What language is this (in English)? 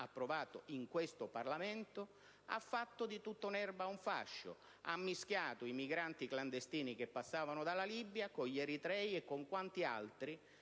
Italian